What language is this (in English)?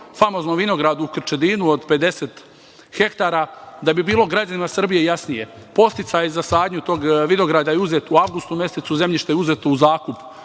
Serbian